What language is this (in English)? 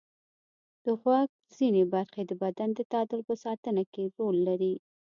Pashto